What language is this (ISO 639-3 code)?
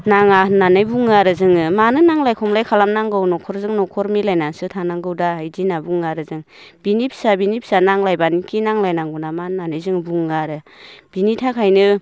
brx